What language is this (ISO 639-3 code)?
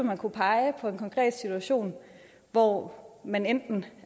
dan